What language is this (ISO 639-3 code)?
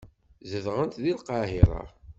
kab